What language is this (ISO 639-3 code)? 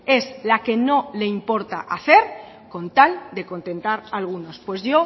spa